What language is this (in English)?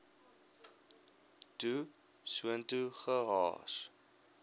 Afrikaans